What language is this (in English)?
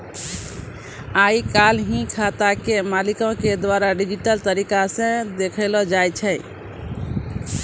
Maithili